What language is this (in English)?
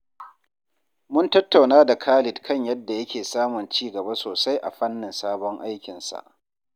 Hausa